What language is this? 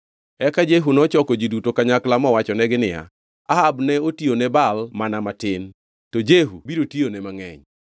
Luo (Kenya and Tanzania)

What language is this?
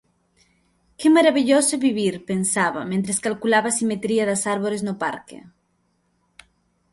Galician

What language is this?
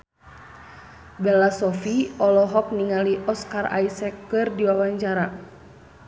Sundanese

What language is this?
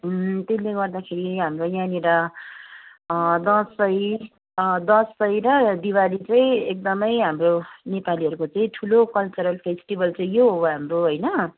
Nepali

